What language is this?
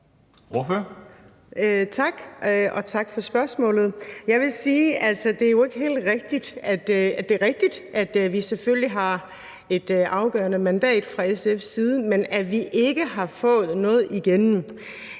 Danish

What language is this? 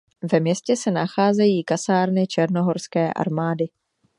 Czech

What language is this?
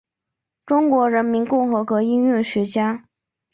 Chinese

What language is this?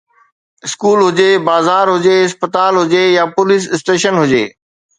Sindhi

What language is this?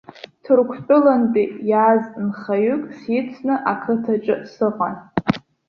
Abkhazian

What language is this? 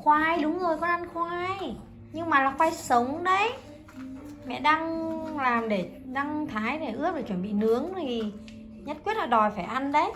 Vietnamese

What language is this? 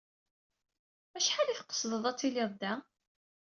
Kabyle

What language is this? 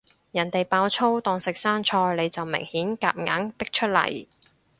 Cantonese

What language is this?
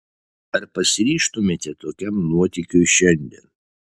Lithuanian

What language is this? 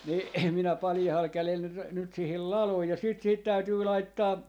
Finnish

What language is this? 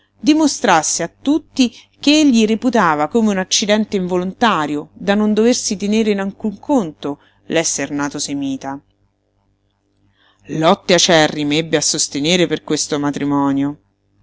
Italian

